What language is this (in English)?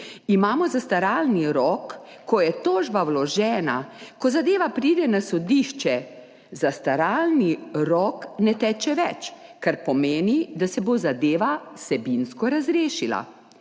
Slovenian